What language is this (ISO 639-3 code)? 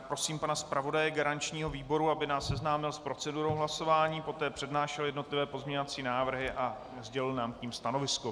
ces